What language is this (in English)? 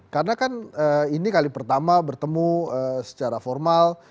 Indonesian